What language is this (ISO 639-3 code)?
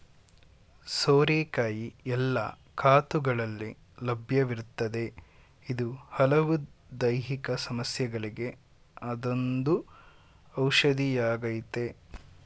kan